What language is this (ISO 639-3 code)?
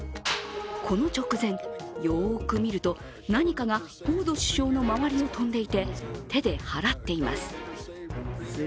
jpn